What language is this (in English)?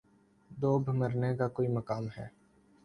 Urdu